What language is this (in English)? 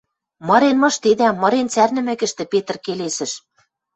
Western Mari